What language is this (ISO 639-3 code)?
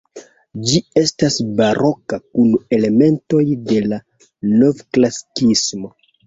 epo